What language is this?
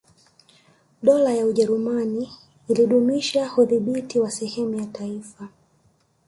Swahili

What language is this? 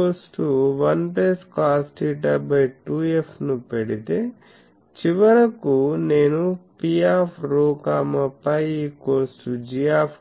Telugu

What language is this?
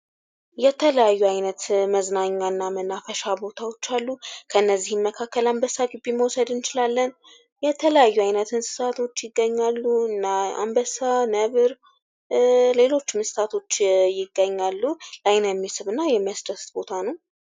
Amharic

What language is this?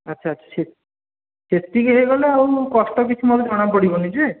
Odia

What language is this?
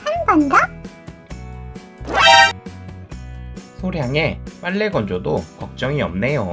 Korean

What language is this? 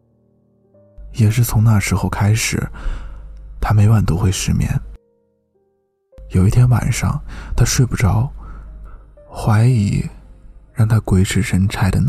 Chinese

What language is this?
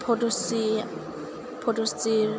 Bodo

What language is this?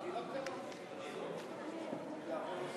Hebrew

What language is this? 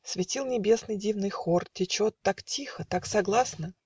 Russian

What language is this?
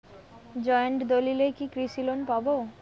Bangla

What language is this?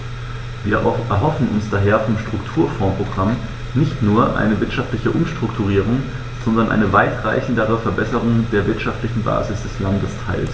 German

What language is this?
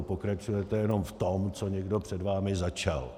Czech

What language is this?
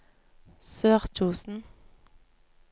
Norwegian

